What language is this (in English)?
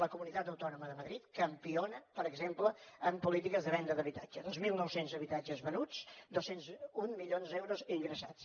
Catalan